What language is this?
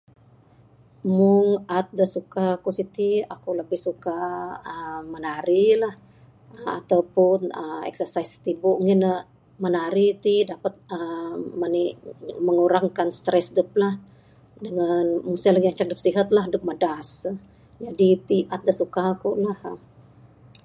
Bukar-Sadung Bidayuh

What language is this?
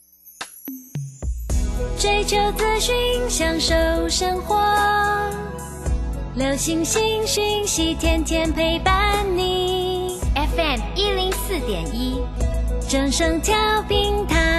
Chinese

